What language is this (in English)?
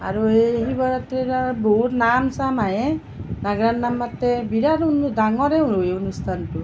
Assamese